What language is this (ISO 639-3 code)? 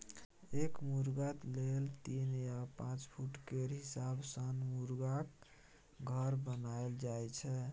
mai